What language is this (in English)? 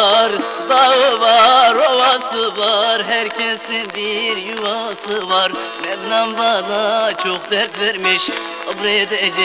Turkish